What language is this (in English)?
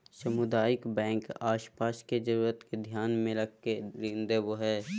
Magahi